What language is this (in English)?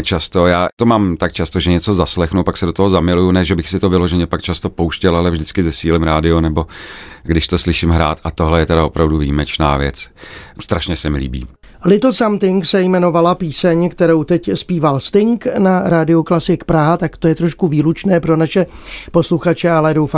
Czech